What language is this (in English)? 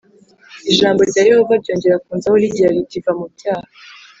Kinyarwanda